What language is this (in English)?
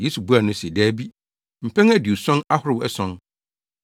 Akan